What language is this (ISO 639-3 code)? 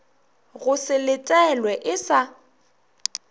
nso